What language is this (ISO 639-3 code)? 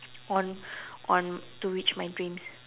eng